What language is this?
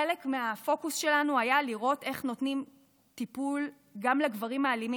Hebrew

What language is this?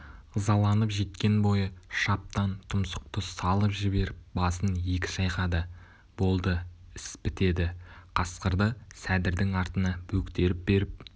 Kazakh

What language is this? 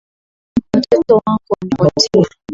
Swahili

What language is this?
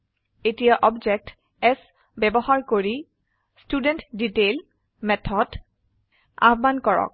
Assamese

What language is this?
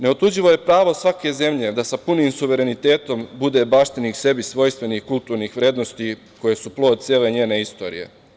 Serbian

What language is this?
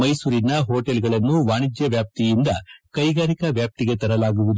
Kannada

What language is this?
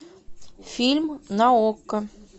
Russian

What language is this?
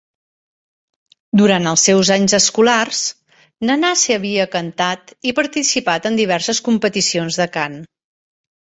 Catalan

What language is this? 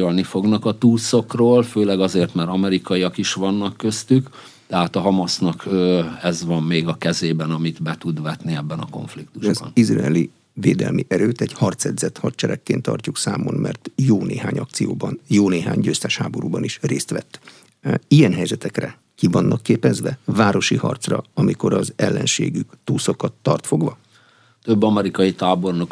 Hungarian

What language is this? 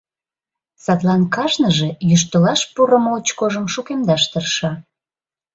Mari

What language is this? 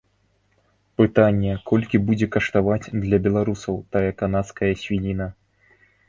Belarusian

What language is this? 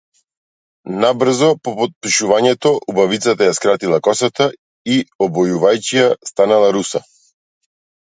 Macedonian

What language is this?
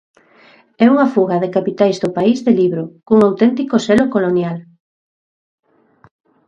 Galician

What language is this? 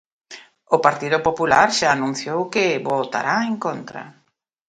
Galician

